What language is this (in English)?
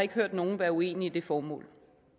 Danish